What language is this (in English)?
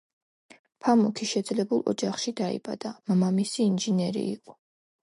Georgian